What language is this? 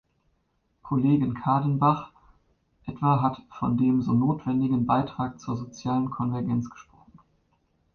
German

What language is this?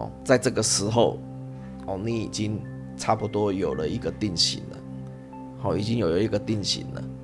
Chinese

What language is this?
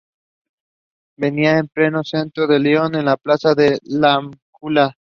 Spanish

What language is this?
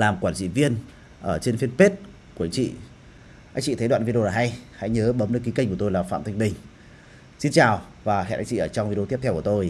Vietnamese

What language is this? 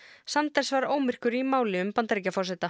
Icelandic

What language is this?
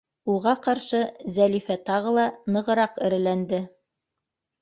Bashkir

